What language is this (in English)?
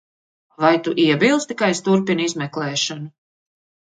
Latvian